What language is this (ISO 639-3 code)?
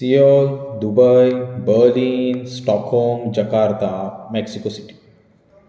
kok